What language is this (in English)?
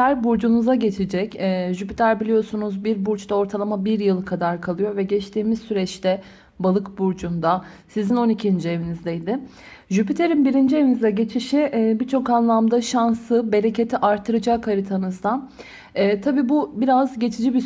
Turkish